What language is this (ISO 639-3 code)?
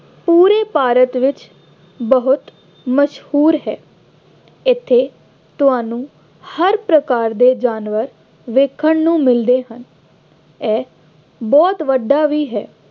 pan